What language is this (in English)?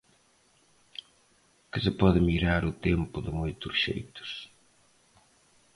Galician